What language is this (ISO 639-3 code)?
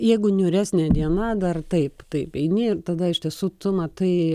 lit